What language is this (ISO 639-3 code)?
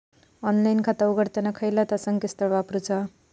mar